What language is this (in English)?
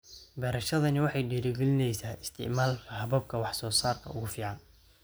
Somali